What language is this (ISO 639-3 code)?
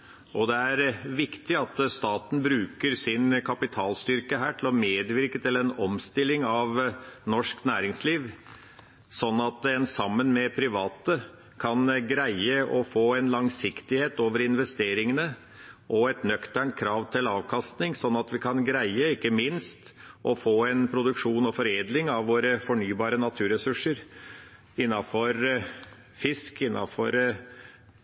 nob